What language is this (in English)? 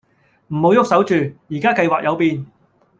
Cantonese